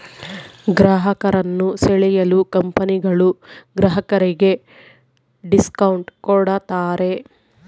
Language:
Kannada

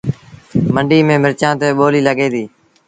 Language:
Sindhi Bhil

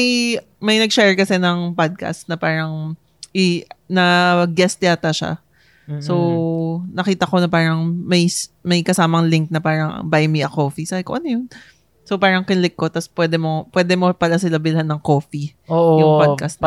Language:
Filipino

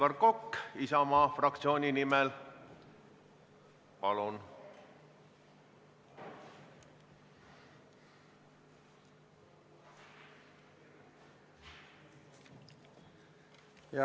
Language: Estonian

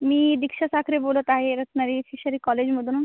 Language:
Marathi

